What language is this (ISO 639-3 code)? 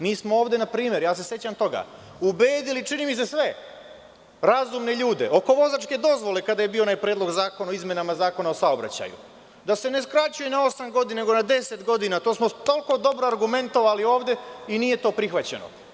srp